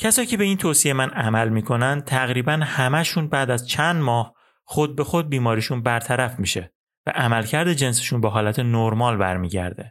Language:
Persian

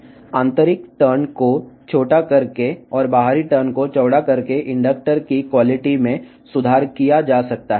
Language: Telugu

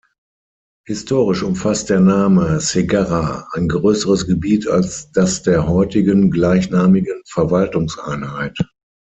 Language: German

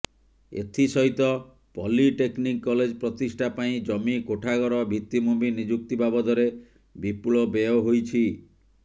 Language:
Odia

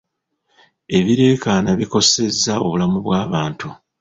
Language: Ganda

